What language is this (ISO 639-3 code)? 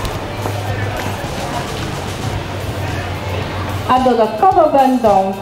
pol